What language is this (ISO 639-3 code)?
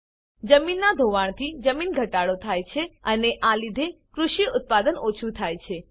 guj